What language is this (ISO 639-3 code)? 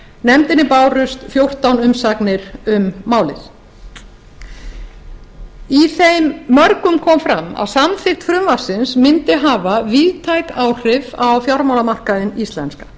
isl